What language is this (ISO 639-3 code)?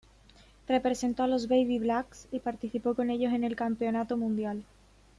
spa